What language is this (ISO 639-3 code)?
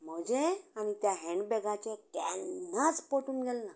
kok